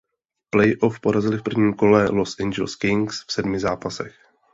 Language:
Czech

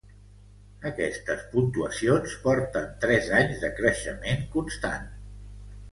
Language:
Catalan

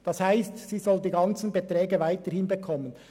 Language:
Swiss German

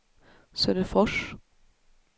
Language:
Swedish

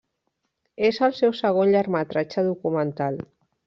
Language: Catalan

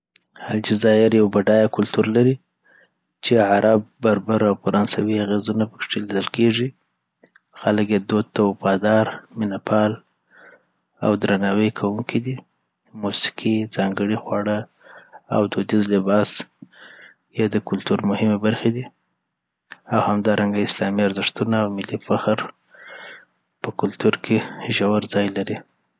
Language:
Southern Pashto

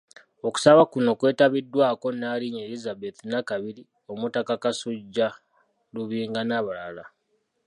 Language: Ganda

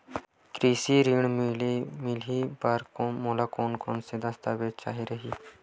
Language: Chhattisgarhi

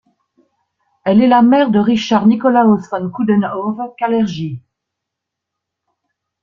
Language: French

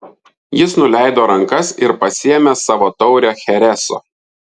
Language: Lithuanian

